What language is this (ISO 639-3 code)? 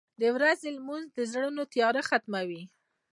pus